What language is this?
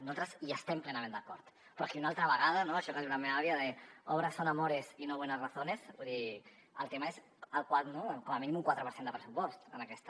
Catalan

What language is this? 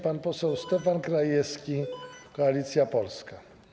Polish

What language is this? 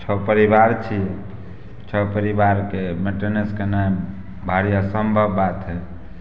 Maithili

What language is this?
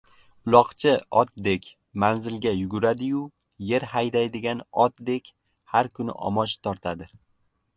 Uzbek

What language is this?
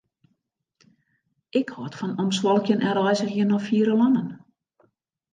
Western Frisian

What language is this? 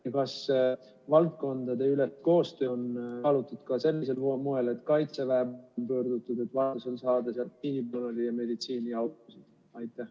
Estonian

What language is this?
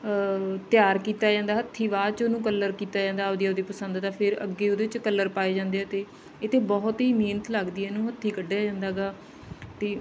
Punjabi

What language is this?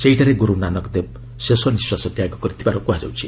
Odia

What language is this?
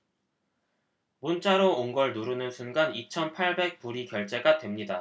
Korean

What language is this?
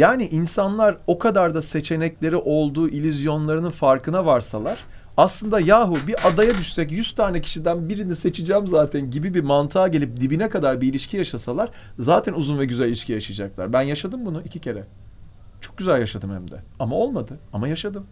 Turkish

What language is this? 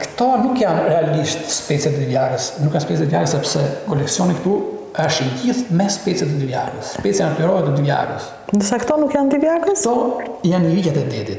Romanian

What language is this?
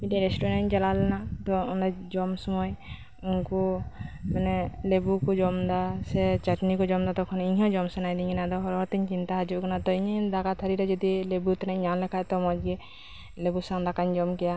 Santali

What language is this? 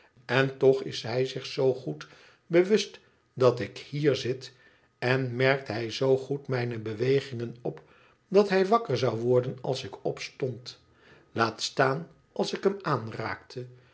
Dutch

